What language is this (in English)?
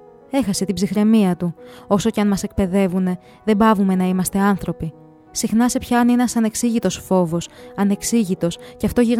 Greek